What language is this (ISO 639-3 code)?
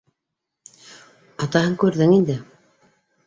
bak